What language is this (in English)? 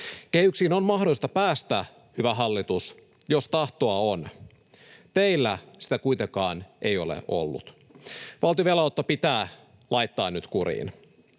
Finnish